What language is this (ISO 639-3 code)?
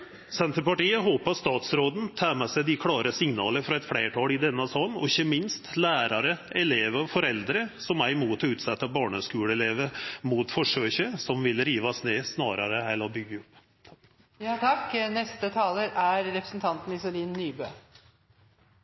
nob